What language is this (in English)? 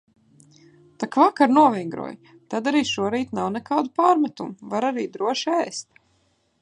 Latvian